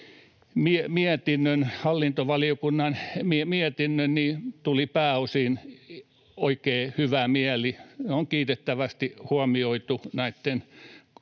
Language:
Finnish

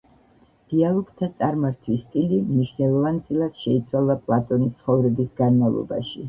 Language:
Georgian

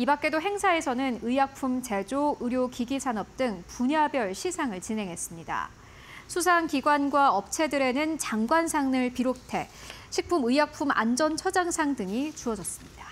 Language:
Korean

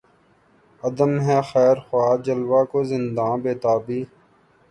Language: Urdu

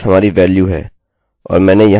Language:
Hindi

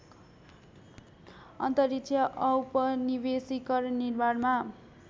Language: Nepali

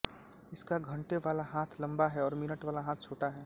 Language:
Hindi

